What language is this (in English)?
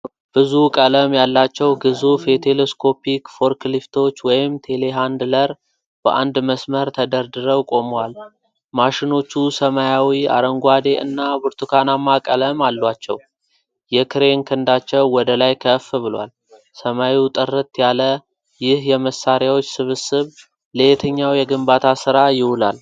Amharic